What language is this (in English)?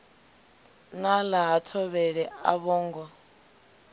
Venda